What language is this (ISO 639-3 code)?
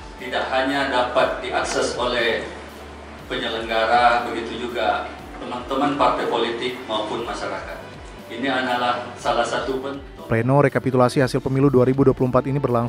ind